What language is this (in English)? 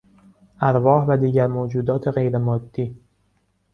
Persian